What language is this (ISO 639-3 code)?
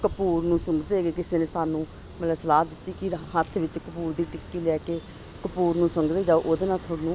pan